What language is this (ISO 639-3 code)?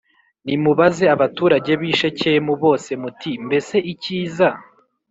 kin